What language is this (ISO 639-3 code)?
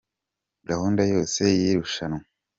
kin